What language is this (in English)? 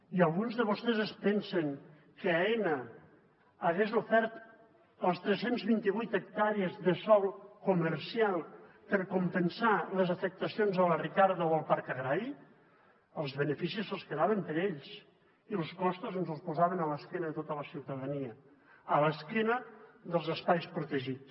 Catalan